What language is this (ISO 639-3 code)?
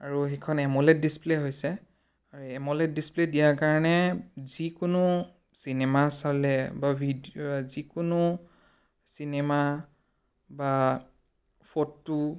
asm